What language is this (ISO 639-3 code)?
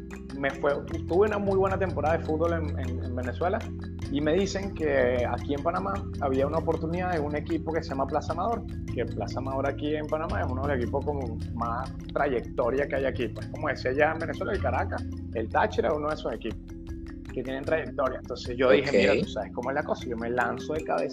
spa